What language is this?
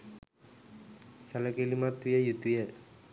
Sinhala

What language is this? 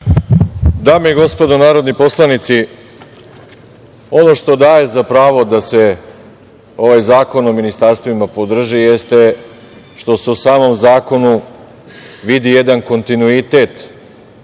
Serbian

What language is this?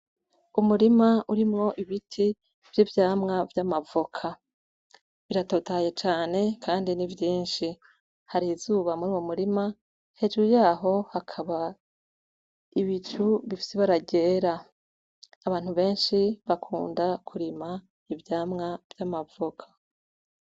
Rundi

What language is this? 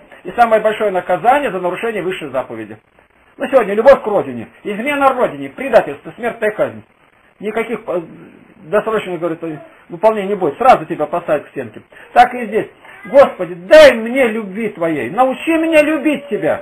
Russian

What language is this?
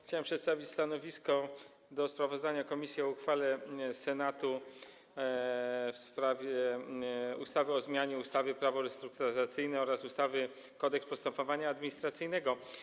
Polish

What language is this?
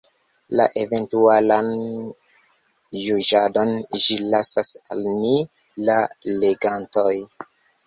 Esperanto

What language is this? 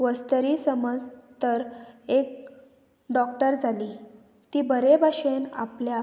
Konkani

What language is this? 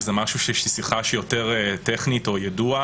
Hebrew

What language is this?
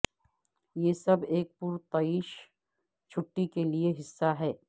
Urdu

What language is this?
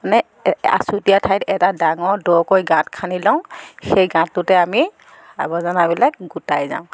Assamese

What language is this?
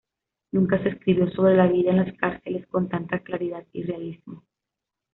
Spanish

